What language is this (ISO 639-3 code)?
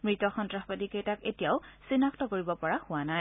asm